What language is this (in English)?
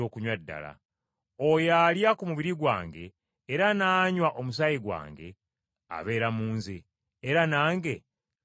Ganda